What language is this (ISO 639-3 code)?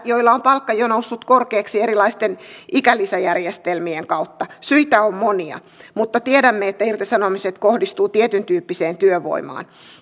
fin